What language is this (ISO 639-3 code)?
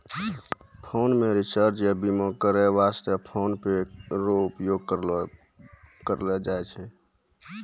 mai